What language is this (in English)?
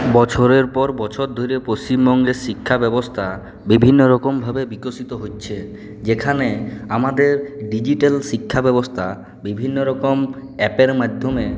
Bangla